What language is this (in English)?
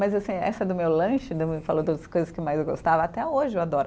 Portuguese